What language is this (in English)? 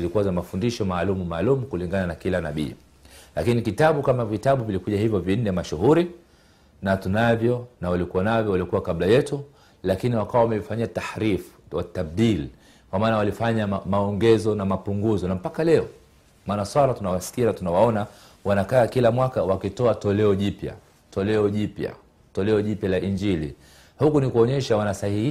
Swahili